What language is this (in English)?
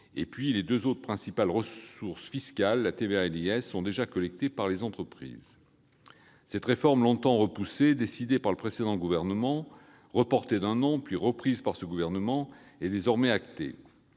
French